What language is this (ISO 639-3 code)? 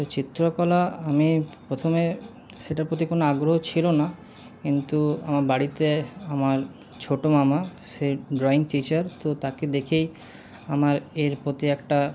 ben